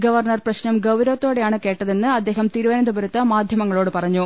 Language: Malayalam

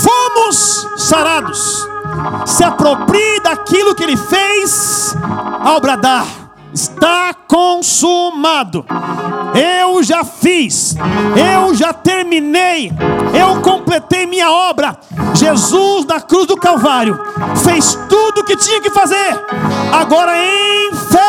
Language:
Portuguese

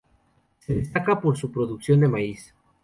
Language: Spanish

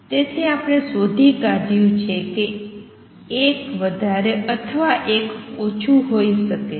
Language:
Gujarati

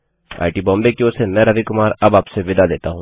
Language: Hindi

